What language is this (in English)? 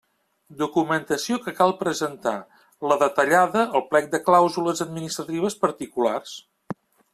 Catalan